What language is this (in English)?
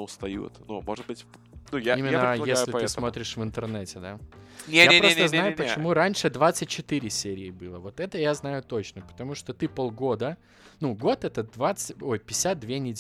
Russian